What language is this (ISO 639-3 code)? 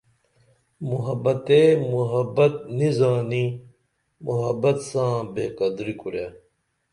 dml